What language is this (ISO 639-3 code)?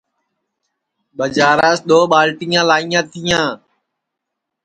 ssi